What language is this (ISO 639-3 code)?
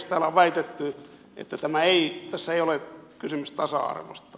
fin